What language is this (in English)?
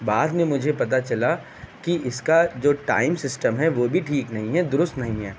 Urdu